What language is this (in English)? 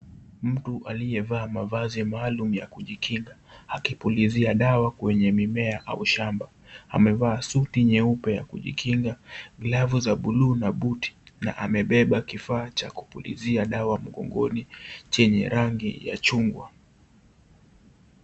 Swahili